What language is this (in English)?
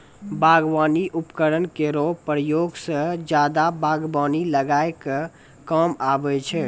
Maithili